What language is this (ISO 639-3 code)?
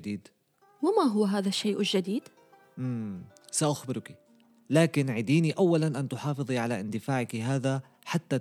ara